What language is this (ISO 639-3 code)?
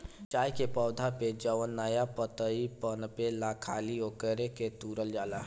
bho